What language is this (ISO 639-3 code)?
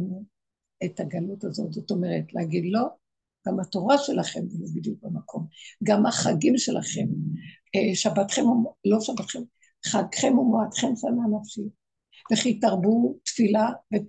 heb